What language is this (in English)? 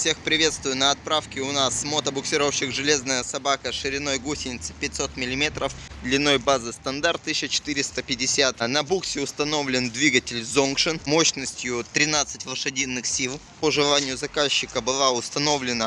Russian